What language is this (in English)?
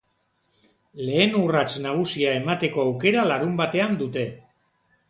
Basque